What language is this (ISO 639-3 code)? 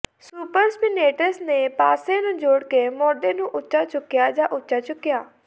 pan